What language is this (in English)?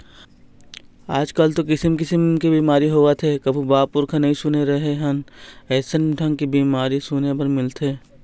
Chhattisgarhi